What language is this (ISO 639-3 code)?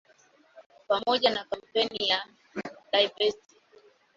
swa